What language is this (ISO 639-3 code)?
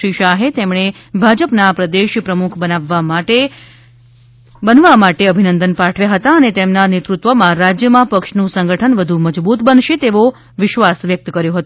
guj